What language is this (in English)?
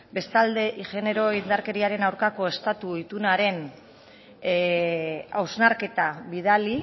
Basque